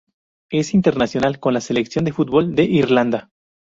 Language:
Spanish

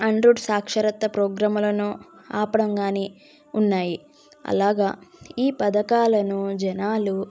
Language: Telugu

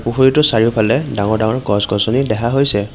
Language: Assamese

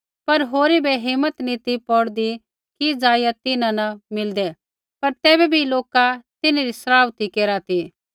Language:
Kullu Pahari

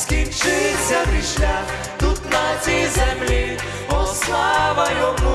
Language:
Ukrainian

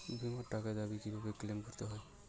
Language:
Bangla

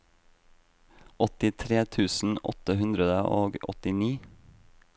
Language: Norwegian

